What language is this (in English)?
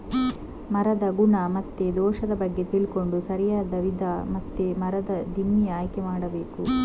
Kannada